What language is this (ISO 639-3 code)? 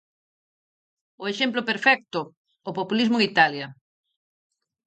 glg